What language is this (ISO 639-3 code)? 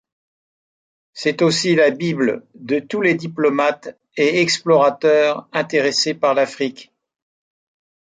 fra